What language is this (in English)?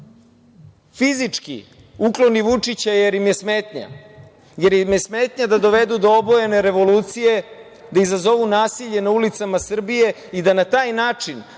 Serbian